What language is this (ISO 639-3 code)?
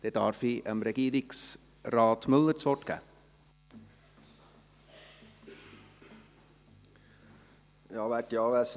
gsw